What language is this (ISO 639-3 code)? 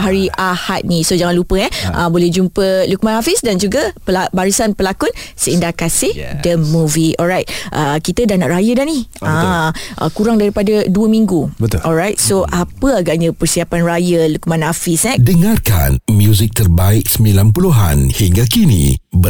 msa